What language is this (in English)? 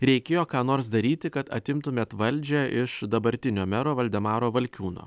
Lithuanian